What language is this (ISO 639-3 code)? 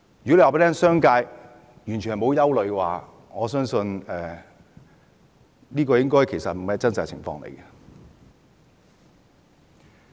yue